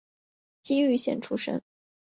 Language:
Chinese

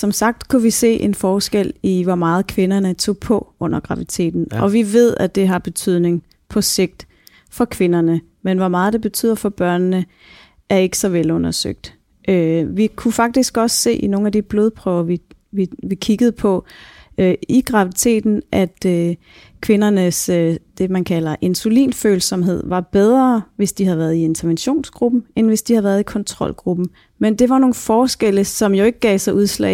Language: Danish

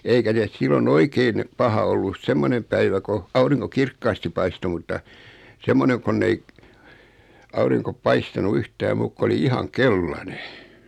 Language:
Finnish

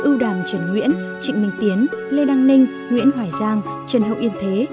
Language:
Vietnamese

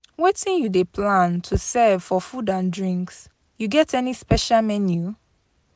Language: Nigerian Pidgin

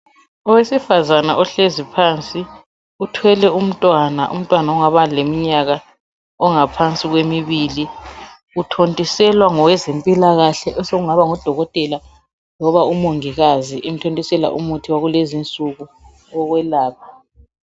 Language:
North Ndebele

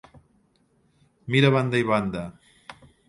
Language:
Catalan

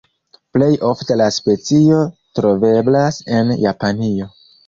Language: Esperanto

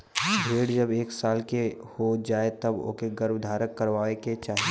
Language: Bhojpuri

